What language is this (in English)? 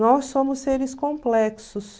Portuguese